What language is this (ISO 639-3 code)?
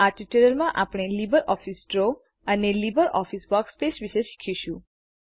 guj